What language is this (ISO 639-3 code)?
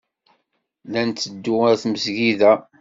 kab